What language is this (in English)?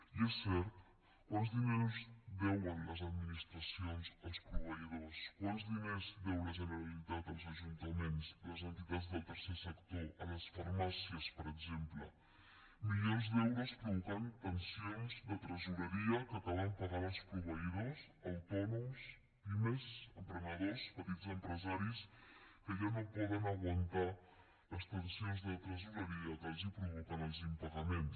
Catalan